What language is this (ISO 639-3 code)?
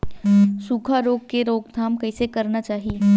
hne